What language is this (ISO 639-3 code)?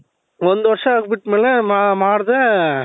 kan